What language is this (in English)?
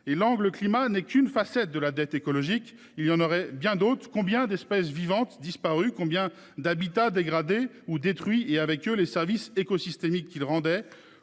French